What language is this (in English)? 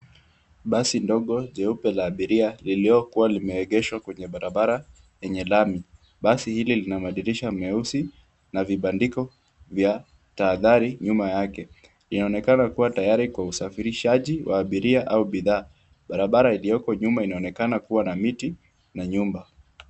Swahili